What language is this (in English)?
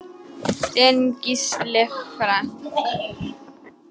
Icelandic